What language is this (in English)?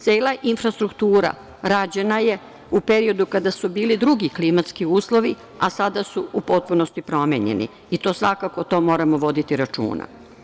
Serbian